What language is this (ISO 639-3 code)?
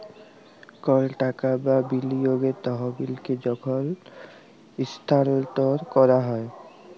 ben